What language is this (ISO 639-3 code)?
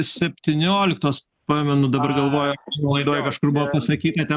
lit